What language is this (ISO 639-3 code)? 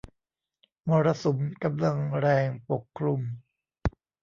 tha